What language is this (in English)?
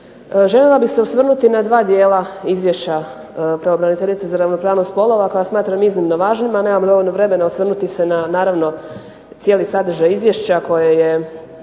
Croatian